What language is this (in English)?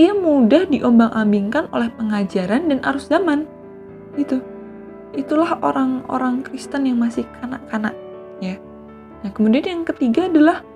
Indonesian